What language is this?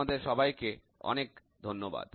Bangla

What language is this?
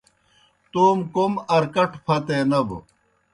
Kohistani Shina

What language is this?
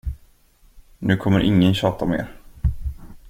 Swedish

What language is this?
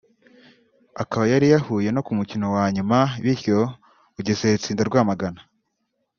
Kinyarwanda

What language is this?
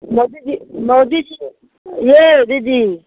Maithili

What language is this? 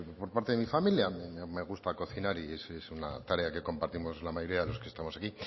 Spanish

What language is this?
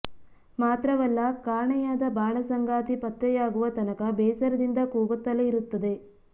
Kannada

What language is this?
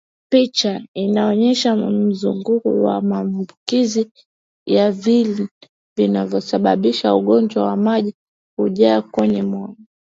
Swahili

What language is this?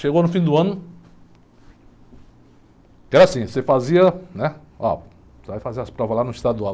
Portuguese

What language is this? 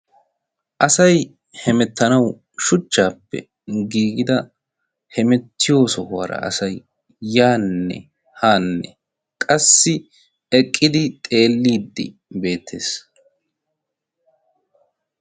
Wolaytta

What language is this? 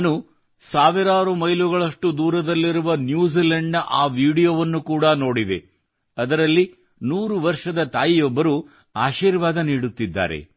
Kannada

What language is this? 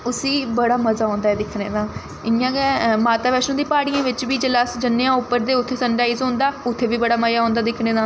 Dogri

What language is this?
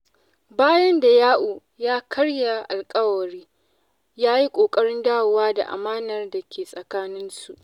Hausa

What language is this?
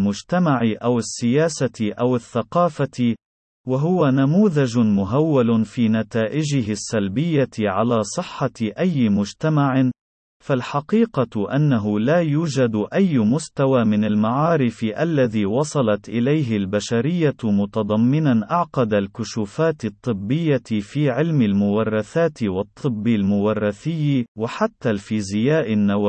Arabic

